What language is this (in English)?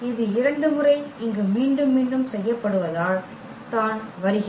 Tamil